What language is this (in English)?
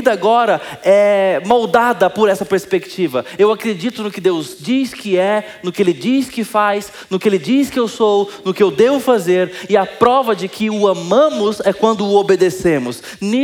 Portuguese